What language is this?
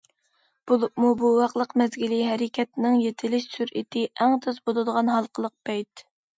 Uyghur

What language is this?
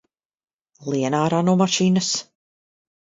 Latvian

